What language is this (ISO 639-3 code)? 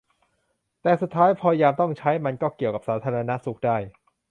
tha